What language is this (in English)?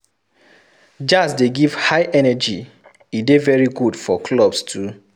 Nigerian Pidgin